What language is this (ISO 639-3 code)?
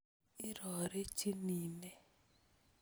kln